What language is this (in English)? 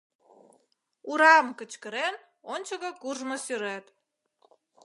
Mari